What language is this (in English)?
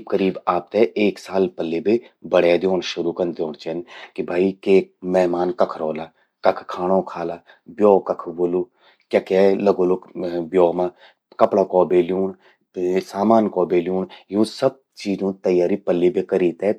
Garhwali